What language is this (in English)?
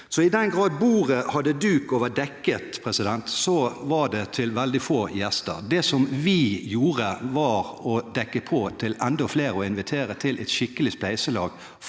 Norwegian